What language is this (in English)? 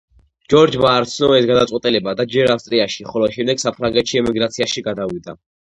Georgian